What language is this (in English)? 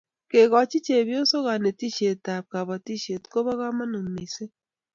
Kalenjin